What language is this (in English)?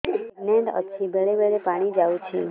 Odia